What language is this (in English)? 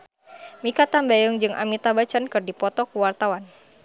Sundanese